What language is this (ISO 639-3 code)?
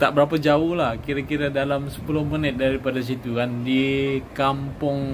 msa